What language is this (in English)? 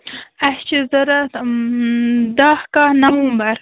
Kashmiri